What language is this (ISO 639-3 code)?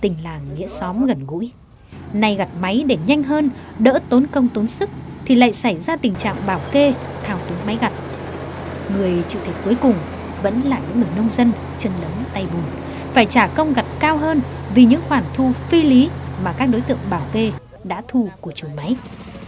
vie